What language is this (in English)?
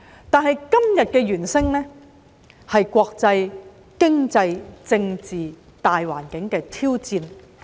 Cantonese